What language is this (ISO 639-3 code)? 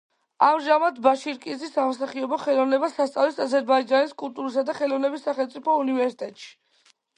kat